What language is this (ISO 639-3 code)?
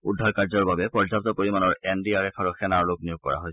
asm